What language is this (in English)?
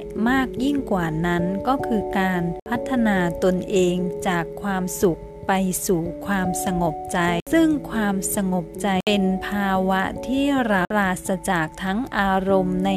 Thai